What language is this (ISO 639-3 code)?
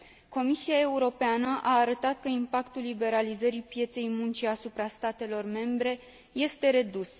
ron